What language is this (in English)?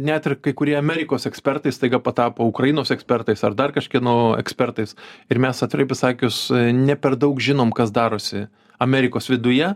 Lithuanian